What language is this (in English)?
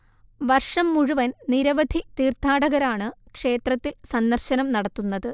Malayalam